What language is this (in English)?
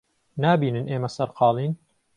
Central Kurdish